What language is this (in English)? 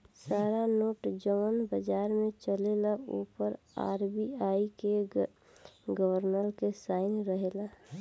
Bhojpuri